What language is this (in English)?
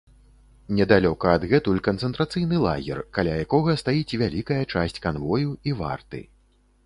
Belarusian